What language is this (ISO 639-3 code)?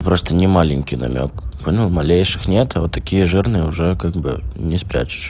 rus